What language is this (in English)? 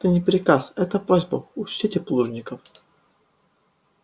Russian